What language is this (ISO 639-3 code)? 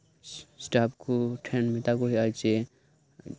sat